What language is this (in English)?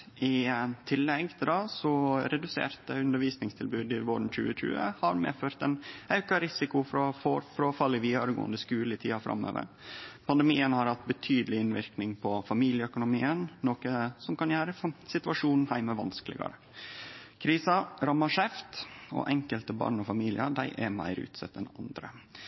Norwegian Nynorsk